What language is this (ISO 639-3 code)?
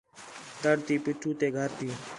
xhe